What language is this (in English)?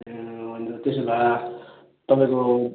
Nepali